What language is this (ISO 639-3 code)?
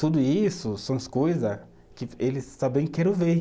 por